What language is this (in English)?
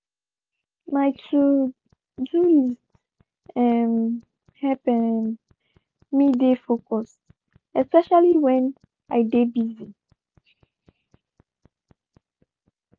Nigerian Pidgin